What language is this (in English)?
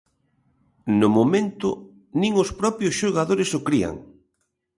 Galician